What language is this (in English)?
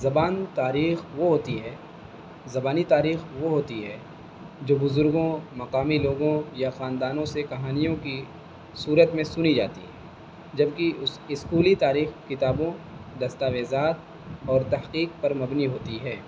Urdu